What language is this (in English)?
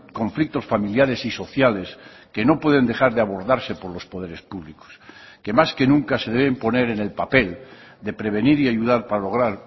Spanish